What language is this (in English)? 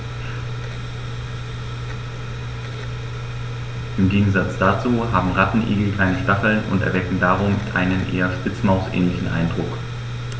German